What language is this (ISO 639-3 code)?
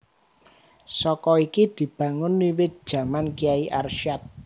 jav